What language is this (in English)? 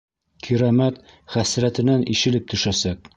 Bashkir